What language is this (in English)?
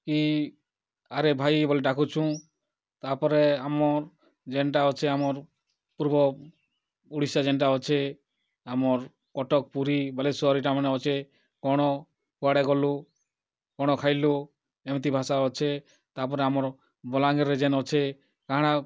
Odia